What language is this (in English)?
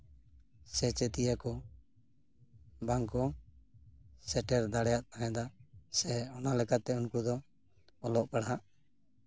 Santali